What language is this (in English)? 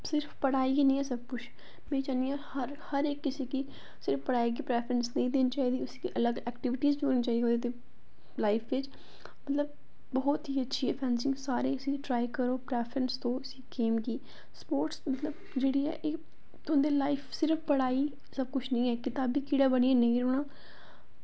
Dogri